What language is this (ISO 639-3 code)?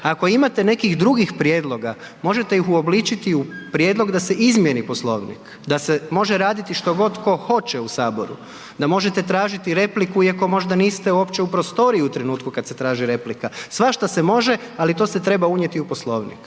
hrv